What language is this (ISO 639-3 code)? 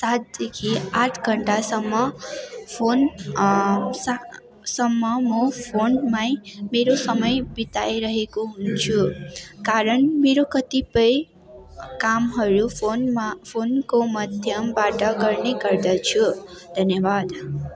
nep